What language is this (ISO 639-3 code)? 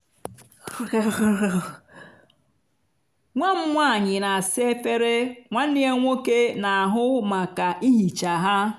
ibo